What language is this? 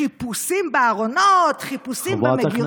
Hebrew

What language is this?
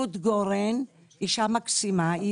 Hebrew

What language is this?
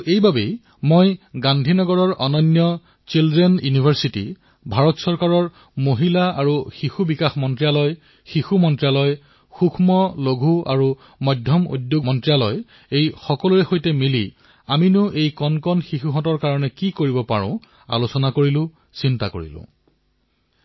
Assamese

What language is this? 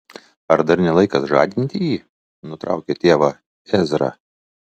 Lithuanian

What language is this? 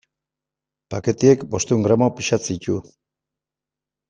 Basque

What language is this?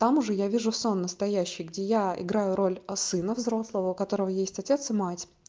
Russian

